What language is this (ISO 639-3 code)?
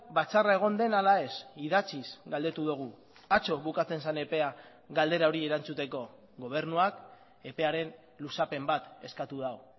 eus